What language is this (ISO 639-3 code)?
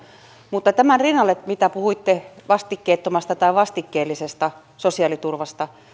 fin